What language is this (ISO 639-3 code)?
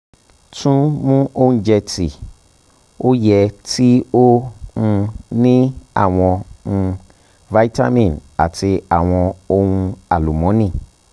yor